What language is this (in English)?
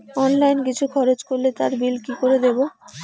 Bangla